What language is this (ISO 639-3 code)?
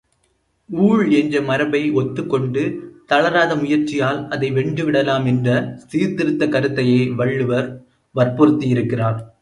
tam